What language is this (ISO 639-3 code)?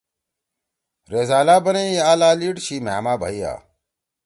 trw